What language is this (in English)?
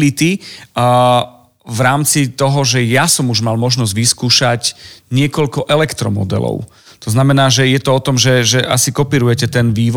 Slovak